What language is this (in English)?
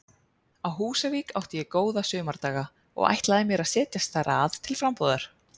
Icelandic